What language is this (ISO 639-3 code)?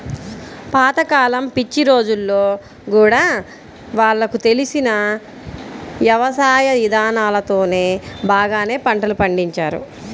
tel